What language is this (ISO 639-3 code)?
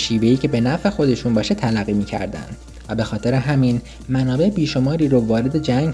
fas